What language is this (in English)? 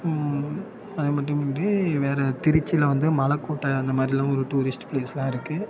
Tamil